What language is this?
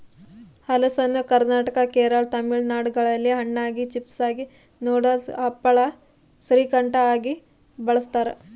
Kannada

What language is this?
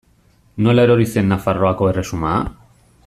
Basque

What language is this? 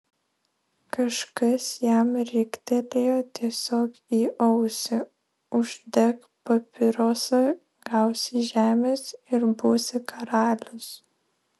Lithuanian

